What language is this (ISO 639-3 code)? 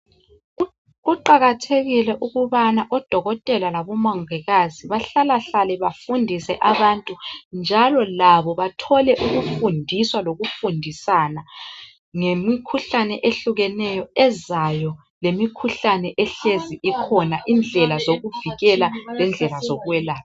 nde